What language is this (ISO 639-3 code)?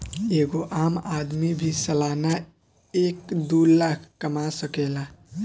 bho